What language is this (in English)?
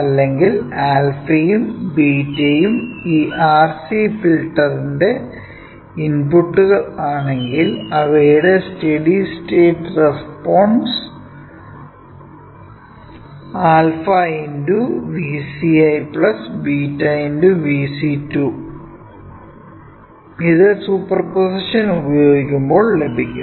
Malayalam